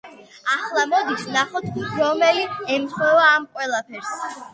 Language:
Georgian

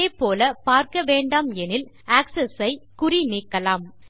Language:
Tamil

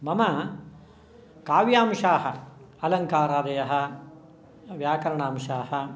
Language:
Sanskrit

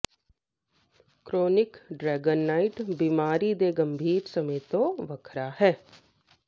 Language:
Punjabi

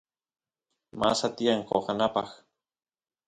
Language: Santiago del Estero Quichua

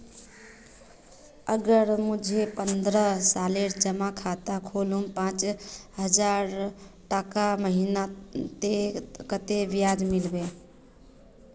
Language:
Magahi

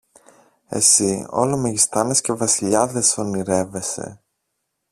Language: Greek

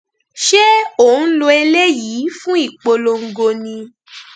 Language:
Yoruba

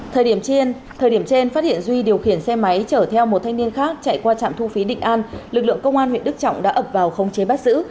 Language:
Vietnamese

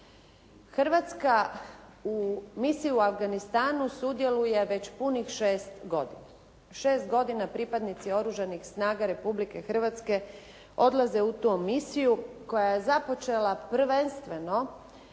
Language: Croatian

